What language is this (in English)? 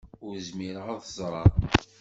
Kabyle